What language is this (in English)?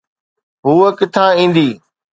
Sindhi